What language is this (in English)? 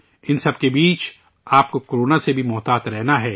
Urdu